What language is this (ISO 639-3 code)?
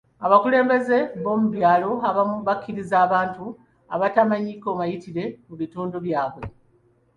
lug